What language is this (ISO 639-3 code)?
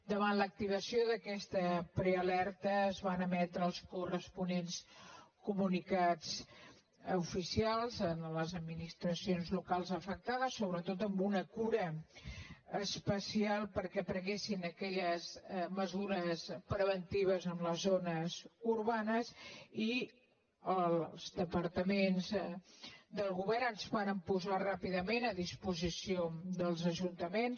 cat